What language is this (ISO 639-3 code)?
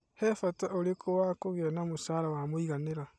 kik